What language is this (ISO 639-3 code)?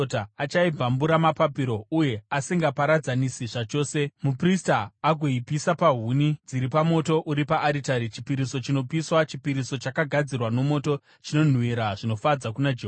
sna